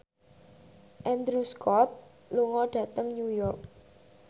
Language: Javanese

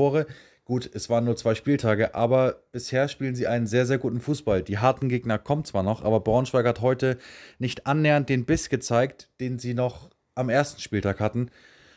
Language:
German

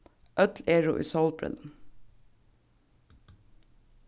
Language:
Faroese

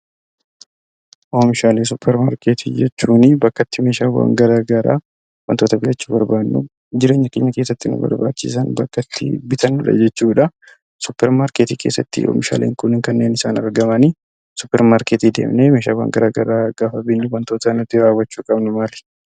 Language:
Oromo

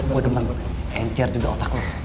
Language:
Indonesian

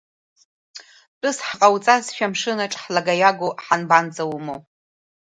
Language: Abkhazian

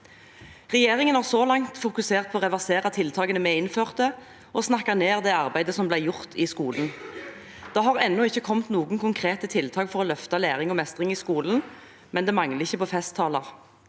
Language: Norwegian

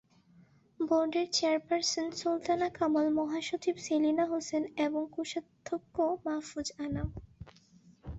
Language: Bangla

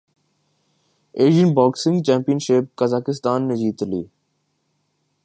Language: Urdu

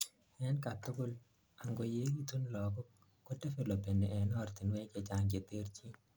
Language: Kalenjin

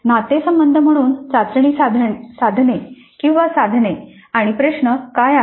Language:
Marathi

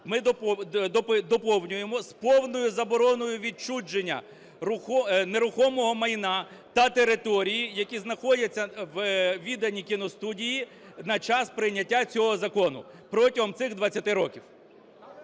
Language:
Ukrainian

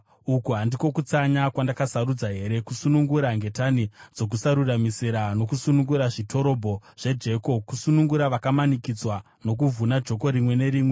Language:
Shona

